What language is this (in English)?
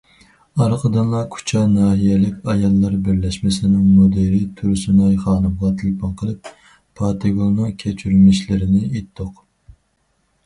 Uyghur